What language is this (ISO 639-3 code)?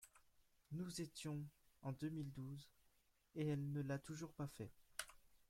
fra